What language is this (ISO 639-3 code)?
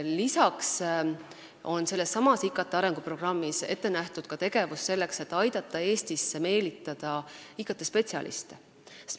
est